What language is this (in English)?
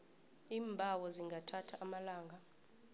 South Ndebele